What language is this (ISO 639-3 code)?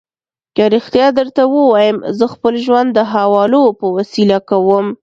pus